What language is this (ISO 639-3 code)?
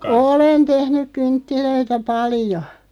fin